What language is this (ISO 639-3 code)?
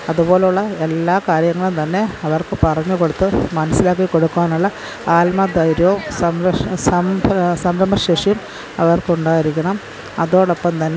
mal